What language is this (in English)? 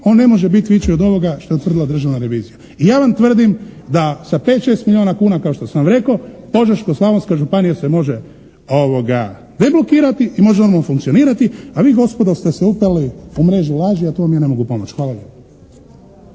Croatian